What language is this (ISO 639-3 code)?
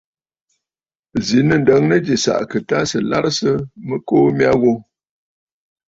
bfd